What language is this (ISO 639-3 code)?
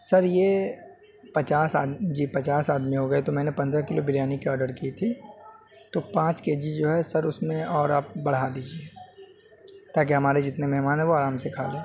urd